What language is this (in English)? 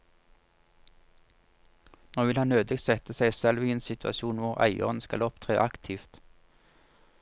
Norwegian